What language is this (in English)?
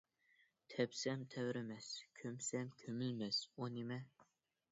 Uyghur